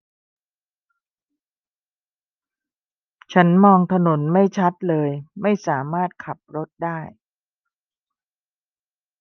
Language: Thai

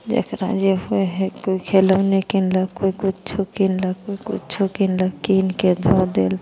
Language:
Maithili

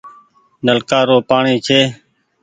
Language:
Goaria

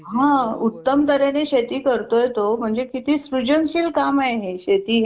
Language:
Marathi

